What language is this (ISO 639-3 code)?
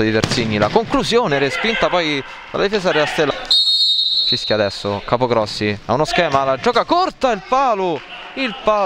ita